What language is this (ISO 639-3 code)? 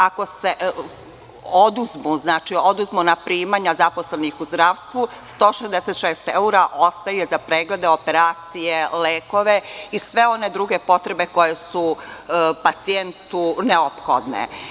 srp